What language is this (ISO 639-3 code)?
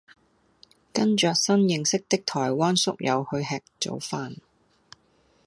yue